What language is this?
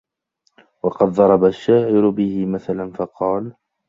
Arabic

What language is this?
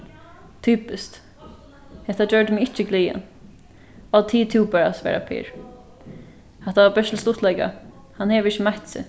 Faroese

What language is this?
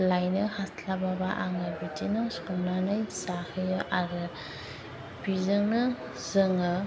Bodo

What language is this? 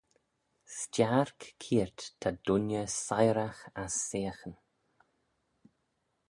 Manx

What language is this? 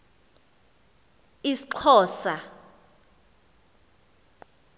Xhosa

